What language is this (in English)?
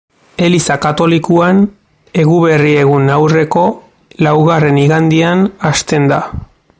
Basque